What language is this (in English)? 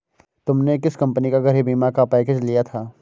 Hindi